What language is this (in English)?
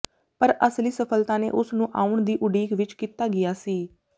Punjabi